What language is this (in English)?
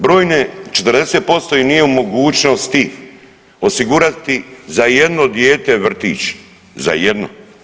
Croatian